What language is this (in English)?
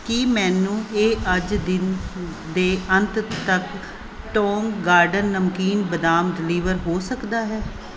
Punjabi